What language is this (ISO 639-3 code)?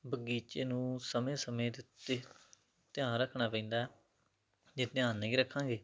pan